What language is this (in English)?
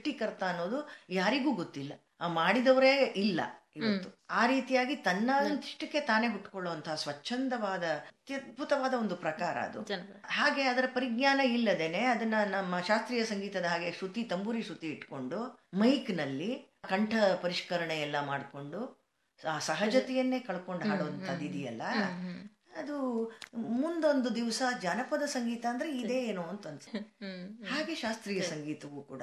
Kannada